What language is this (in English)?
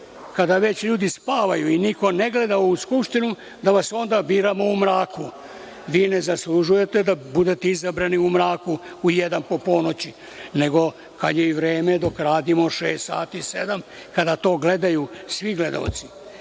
Serbian